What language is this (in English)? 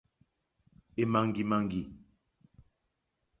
Mokpwe